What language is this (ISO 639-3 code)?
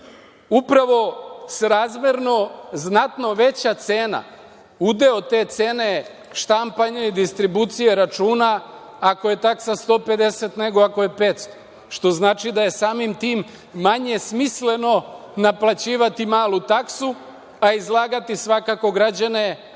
srp